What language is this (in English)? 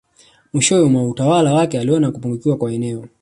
Swahili